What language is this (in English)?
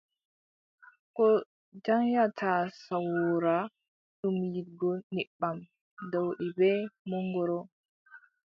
Adamawa Fulfulde